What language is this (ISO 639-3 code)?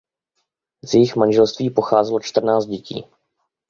ces